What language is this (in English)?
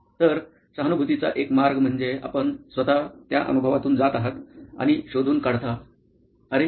Marathi